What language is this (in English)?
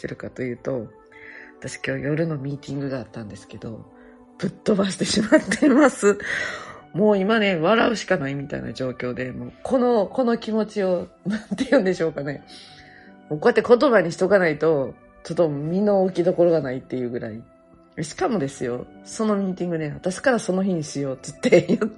Japanese